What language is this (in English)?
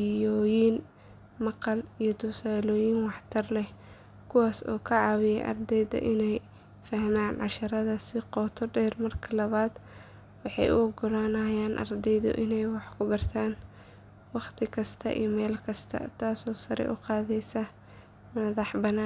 Somali